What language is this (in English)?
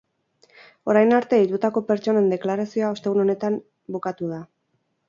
Basque